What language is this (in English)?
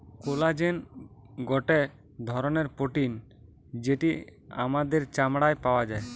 Bangla